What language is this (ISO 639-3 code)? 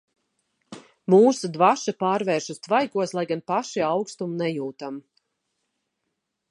lav